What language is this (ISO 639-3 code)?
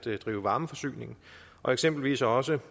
dan